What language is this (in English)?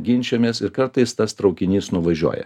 Lithuanian